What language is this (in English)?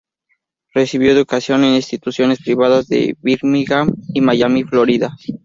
Spanish